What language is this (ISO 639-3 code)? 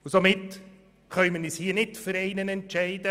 gsw